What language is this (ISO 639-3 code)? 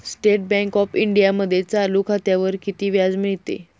mar